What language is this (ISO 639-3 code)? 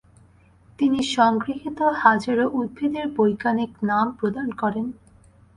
ben